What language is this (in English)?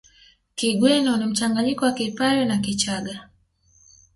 Swahili